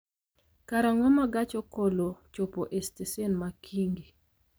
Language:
Luo (Kenya and Tanzania)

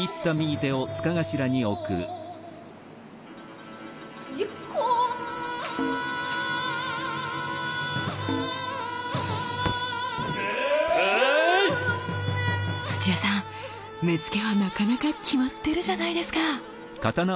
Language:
Japanese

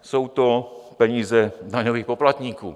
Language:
Czech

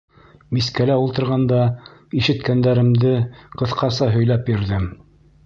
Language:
Bashkir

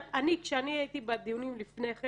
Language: Hebrew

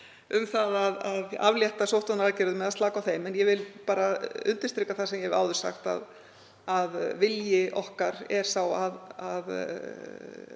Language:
Icelandic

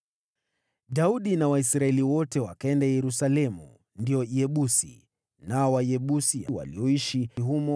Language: Swahili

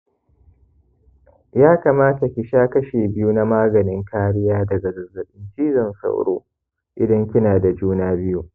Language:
Hausa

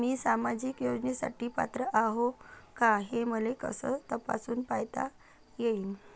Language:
Marathi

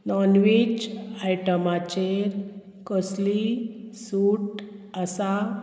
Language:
Konkani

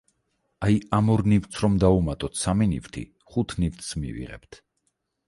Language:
Georgian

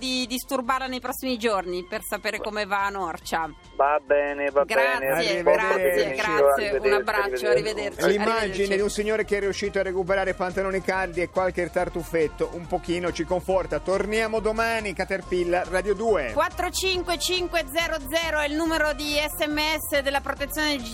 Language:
Italian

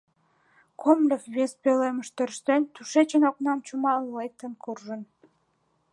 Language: Mari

